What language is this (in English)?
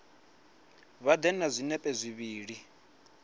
Venda